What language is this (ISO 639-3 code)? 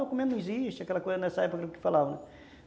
por